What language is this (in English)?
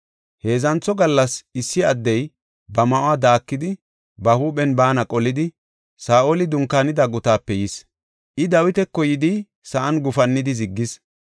Gofa